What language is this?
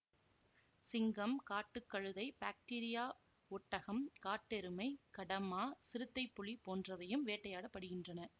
Tamil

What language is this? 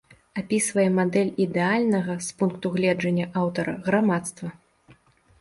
Belarusian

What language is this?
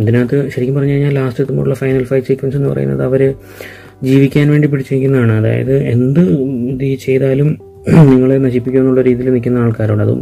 Malayalam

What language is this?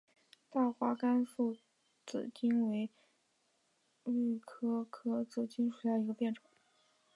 Chinese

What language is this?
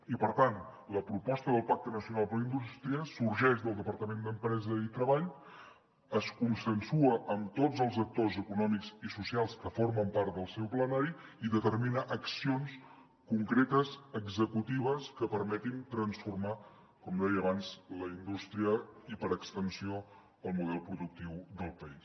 Catalan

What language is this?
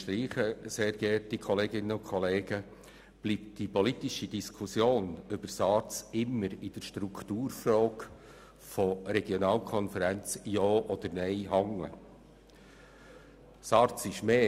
Swiss German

